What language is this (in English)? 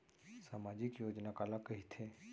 Chhattisgarhi